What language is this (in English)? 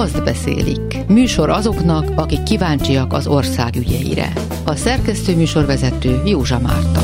Hungarian